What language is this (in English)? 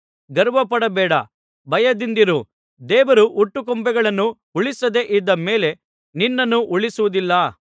Kannada